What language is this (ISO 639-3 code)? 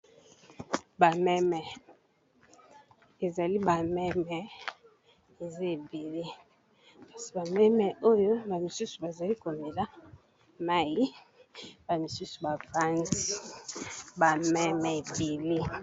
lin